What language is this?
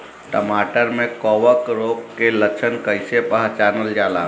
Bhojpuri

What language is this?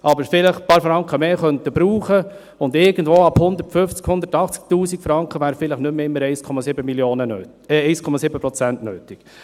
Swiss German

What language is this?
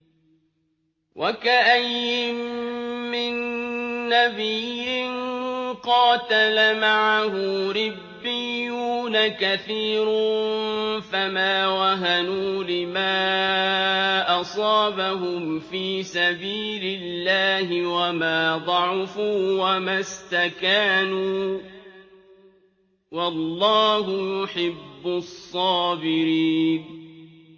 Arabic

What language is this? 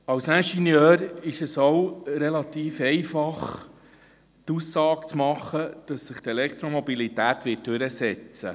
Swiss German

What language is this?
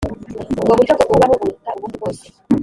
Kinyarwanda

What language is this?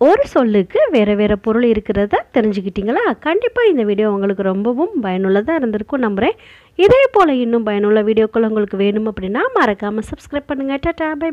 Tamil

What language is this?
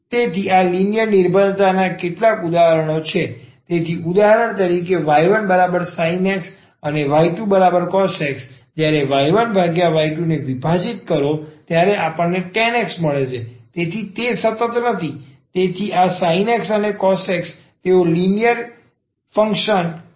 Gujarati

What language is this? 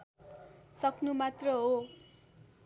Nepali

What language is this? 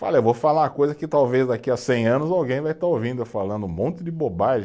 Portuguese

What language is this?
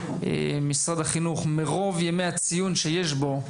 Hebrew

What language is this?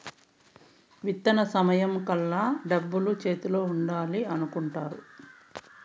Telugu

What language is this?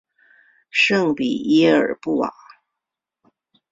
Chinese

